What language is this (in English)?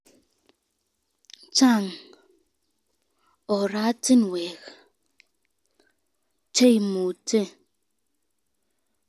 Kalenjin